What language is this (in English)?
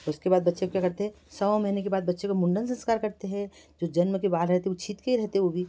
Hindi